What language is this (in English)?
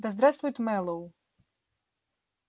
Russian